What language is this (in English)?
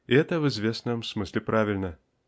Russian